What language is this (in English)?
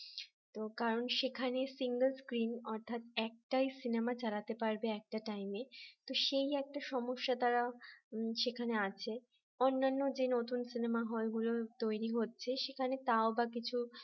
Bangla